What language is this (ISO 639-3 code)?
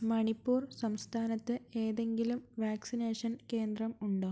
mal